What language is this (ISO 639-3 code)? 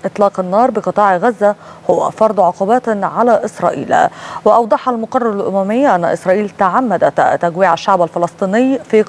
ara